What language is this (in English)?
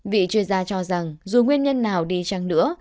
Vietnamese